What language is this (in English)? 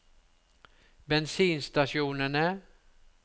Norwegian